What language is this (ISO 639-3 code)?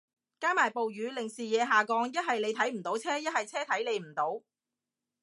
yue